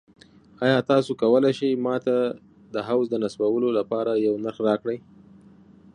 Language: Pashto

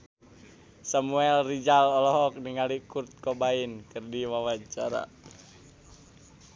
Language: Sundanese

